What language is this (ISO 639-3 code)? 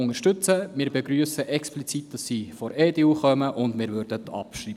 gsw